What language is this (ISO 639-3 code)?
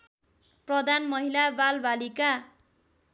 nep